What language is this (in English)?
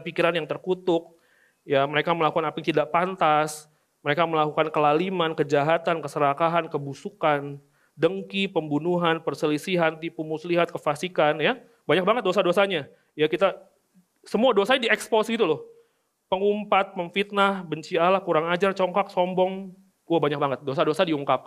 Indonesian